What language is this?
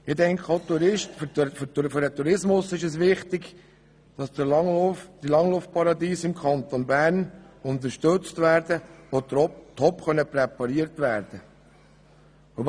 Swiss German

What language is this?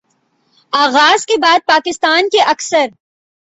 Urdu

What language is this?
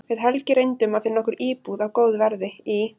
Icelandic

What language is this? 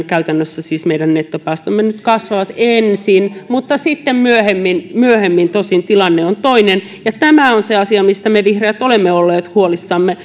Finnish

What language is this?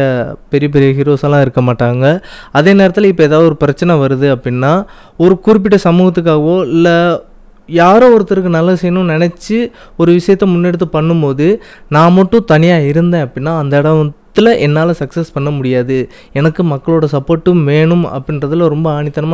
Tamil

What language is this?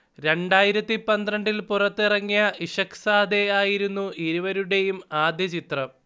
Malayalam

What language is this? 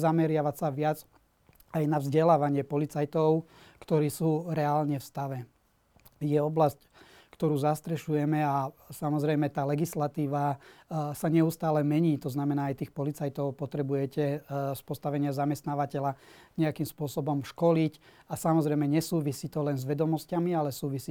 Slovak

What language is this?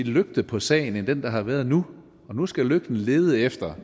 Danish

